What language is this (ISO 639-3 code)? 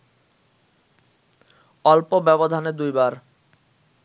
ben